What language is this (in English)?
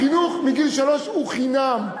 Hebrew